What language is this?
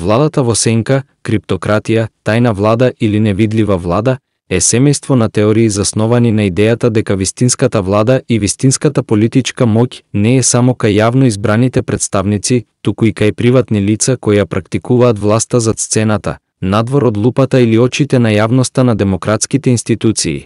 Macedonian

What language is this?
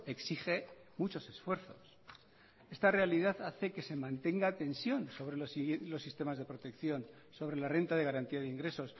Spanish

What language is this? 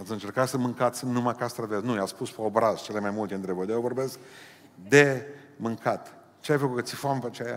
Romanian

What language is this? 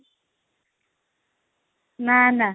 Odia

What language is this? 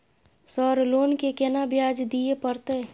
Maithili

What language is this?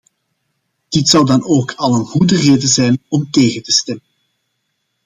Dutch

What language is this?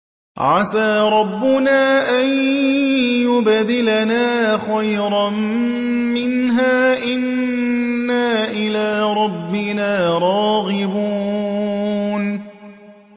Arabic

